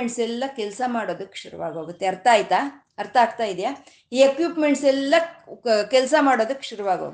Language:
Kannada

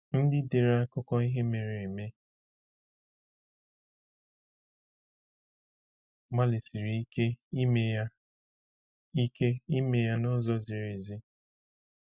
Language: Igbo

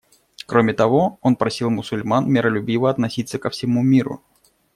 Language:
Russian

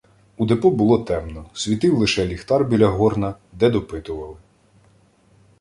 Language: Ukrainian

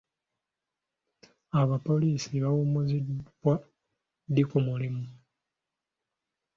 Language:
Ganda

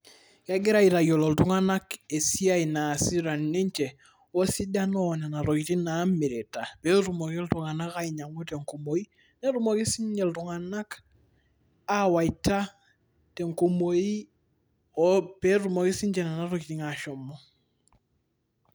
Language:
Masai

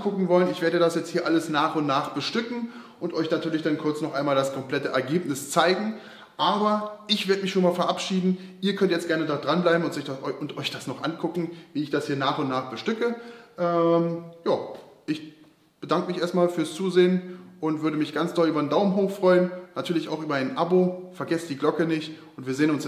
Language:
German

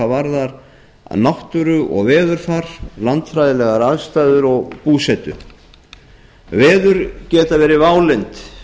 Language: Icelandic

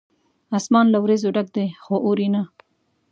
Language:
Pashto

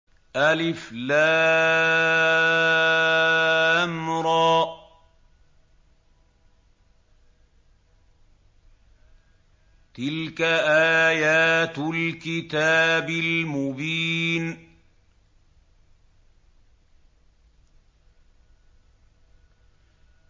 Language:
Arabic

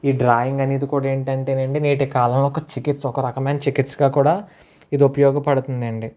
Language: Telugu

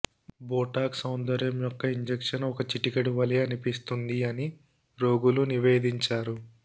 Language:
Telugu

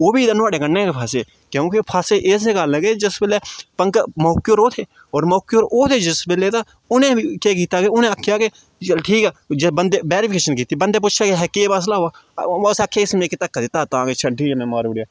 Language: Dogri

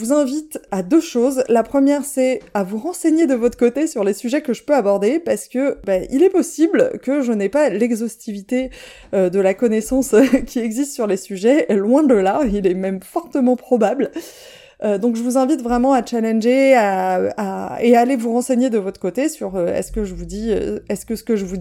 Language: French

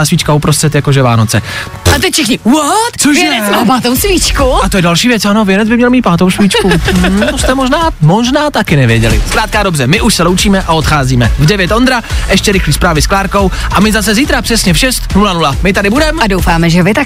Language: Czech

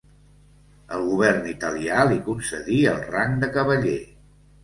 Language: Catalan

